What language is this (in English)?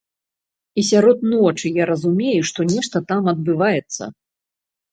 Belarusian